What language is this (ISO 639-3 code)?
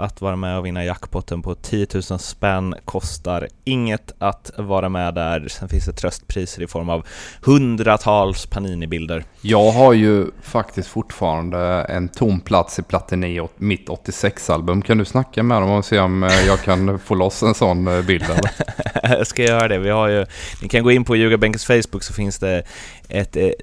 swe